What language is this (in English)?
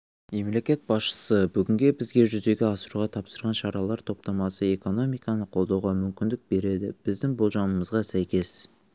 Kazakh